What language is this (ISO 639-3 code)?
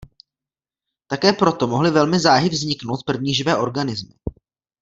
ces